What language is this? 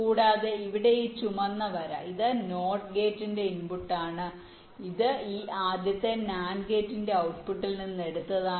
Malayalam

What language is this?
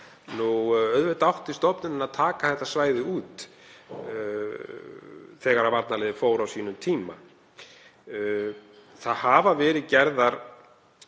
Icelandic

